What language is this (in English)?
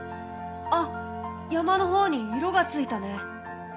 Japanese